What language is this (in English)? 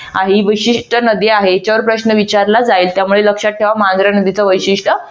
Marathi